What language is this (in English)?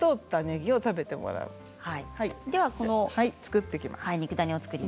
Japanese